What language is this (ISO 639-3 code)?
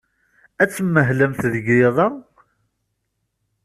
kab